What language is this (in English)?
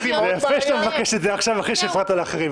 Hebrew